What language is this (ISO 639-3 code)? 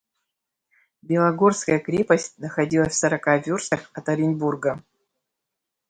rus